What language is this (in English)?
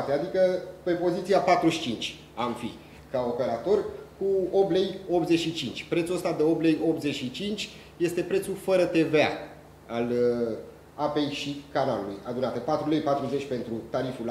Romanian